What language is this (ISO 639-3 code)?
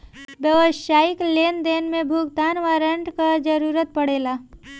bho